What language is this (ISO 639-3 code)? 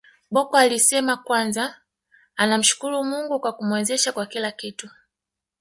swa